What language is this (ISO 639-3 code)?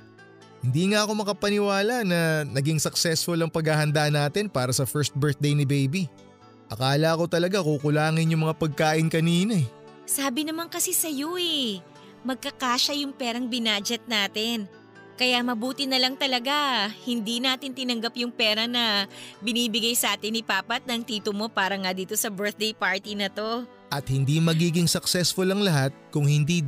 fil